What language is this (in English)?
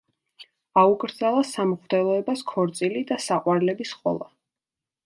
Georgian